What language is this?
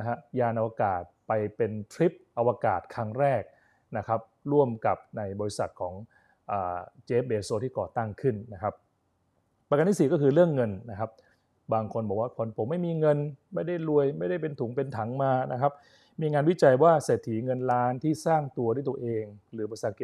Thai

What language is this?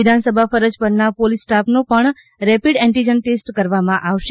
Gujarati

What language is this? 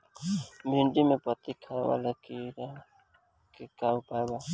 Bhojpuri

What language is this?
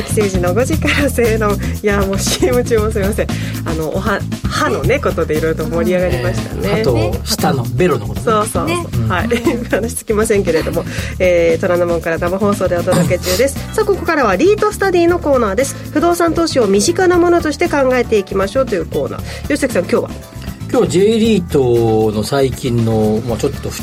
Japanese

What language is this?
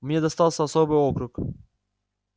Russian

